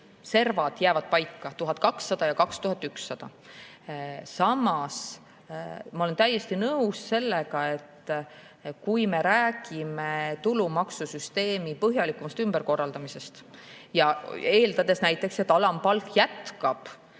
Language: Estonian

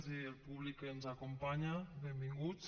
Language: Catalan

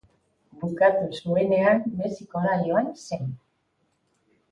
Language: Basque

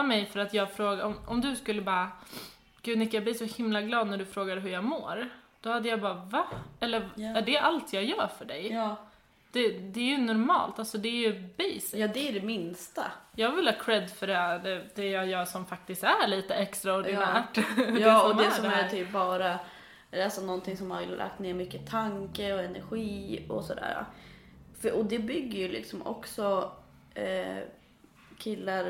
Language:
Swedish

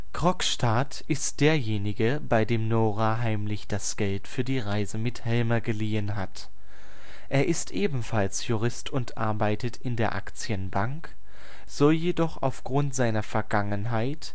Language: German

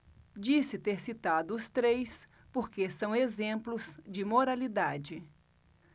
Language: Portuguese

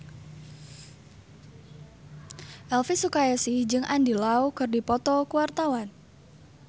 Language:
Sundanese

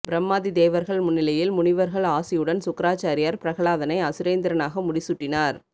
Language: Tamil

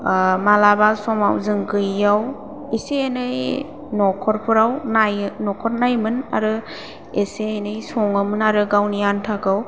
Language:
Bodo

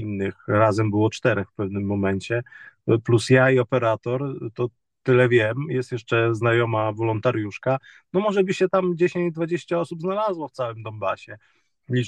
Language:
Polish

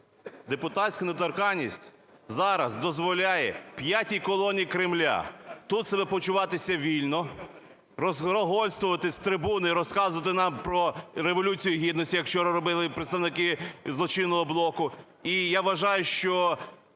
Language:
Ukrainian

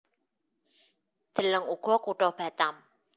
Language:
Javanese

